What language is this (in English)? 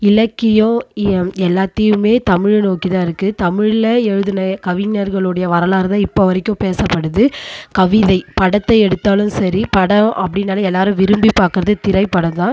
Tamil